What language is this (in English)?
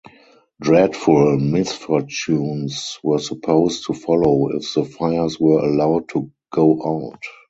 English